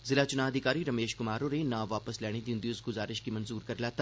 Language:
Dogri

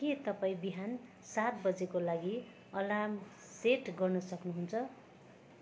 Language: Nepali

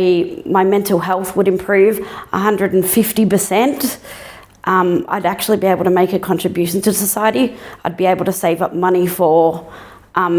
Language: Croatian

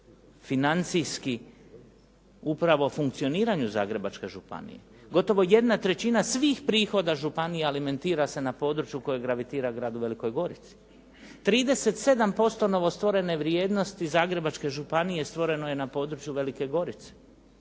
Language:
Croatian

